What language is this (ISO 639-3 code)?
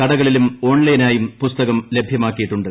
mal